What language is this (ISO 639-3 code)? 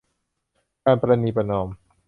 tha